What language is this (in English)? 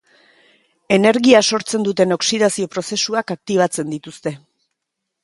Basque